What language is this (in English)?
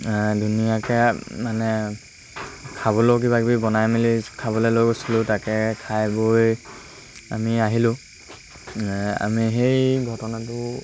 Assamese